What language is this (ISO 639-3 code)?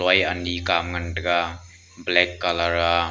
nnp